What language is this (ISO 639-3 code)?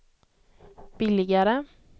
swe